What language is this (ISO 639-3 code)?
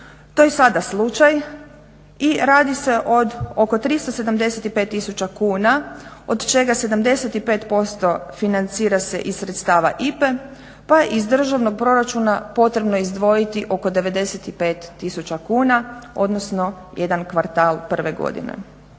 hrv